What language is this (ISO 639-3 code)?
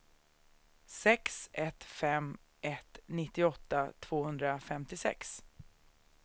swe